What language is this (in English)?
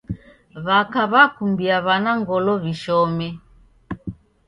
Taita